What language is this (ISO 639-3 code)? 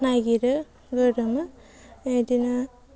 brx